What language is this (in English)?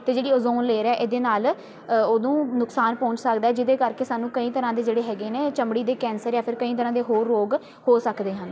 Punjabi